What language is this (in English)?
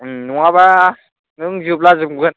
Bodo